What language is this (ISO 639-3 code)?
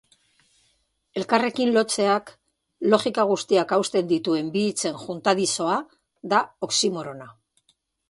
eus